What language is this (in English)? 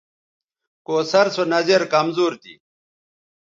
Bateri